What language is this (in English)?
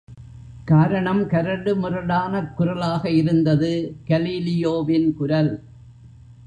Tamil